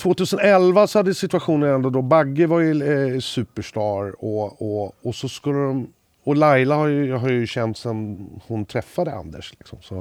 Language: Swedish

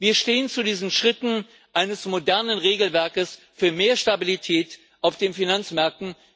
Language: German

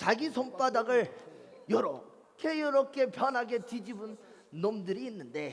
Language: Korean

